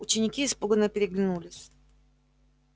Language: Russian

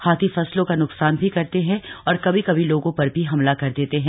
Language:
Hindi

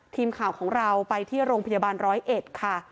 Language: Thai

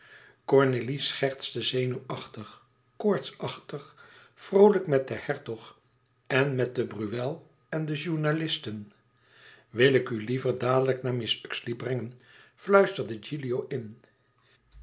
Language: Dutch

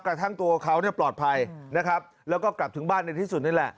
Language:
Thai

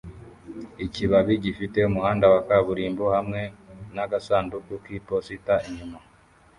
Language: Kinyarwanda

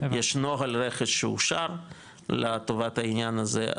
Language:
Hebrew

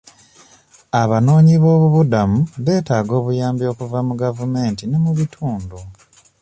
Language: Ganda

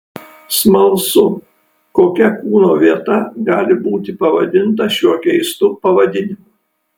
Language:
Lithuanian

